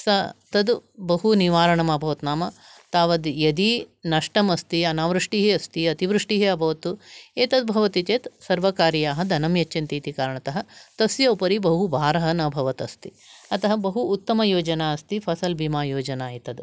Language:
Sanskrit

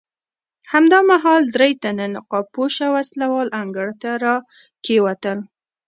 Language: Pashto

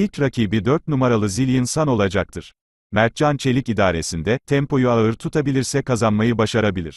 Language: Turkish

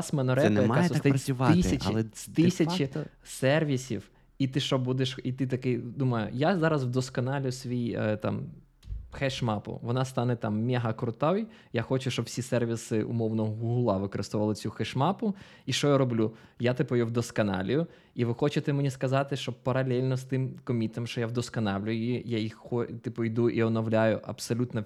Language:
Ukrainian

